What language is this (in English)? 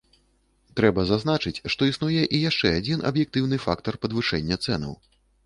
Belarusian